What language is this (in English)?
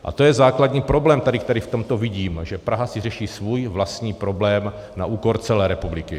Czech